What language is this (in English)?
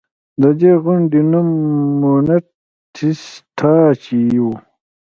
Pashto